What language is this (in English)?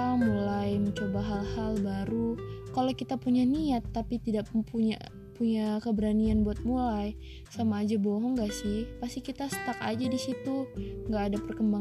Indonesian